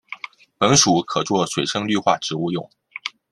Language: Chinese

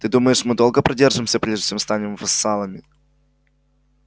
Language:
Russian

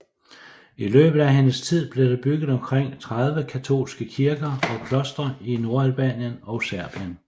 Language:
Danish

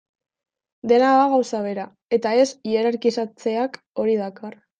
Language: Basque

